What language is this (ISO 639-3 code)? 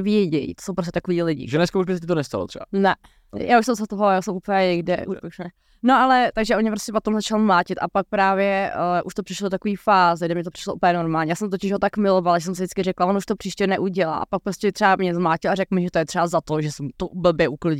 ces